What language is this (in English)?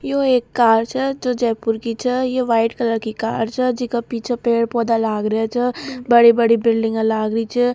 Rajasthani